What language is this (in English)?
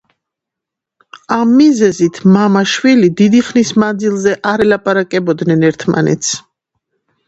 Georgian